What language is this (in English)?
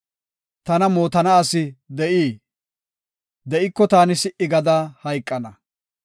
Gofa